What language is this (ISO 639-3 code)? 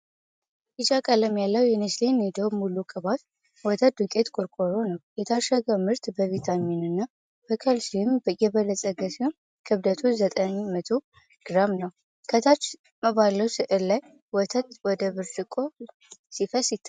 amh